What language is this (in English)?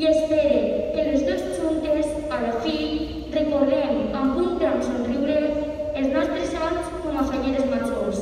Romanian